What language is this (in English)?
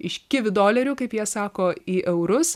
Lithuanian